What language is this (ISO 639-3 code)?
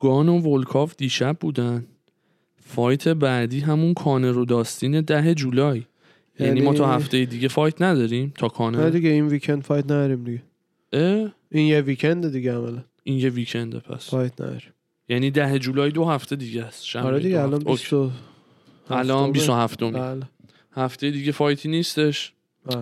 fas